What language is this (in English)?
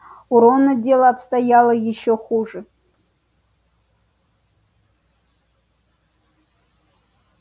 Russian